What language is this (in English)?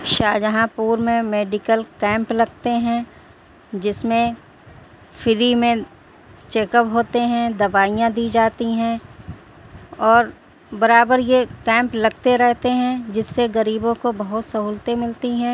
Urdu